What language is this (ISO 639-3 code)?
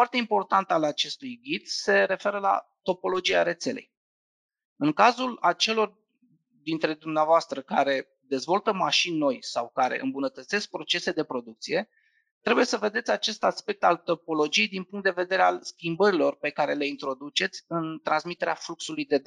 ron